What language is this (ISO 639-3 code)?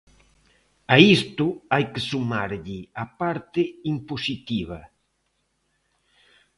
glg